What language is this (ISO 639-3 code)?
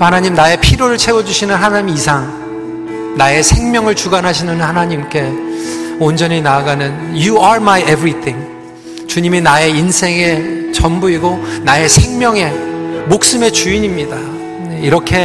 kor